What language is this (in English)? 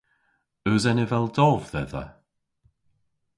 Cornish